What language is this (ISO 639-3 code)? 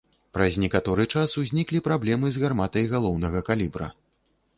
bel